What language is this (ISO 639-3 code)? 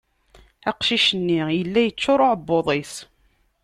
kab